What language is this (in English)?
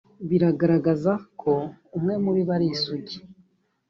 Kinyarwanda